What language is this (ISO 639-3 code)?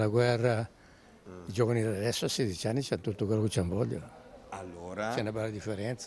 ita